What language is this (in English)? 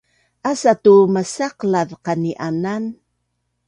Bunun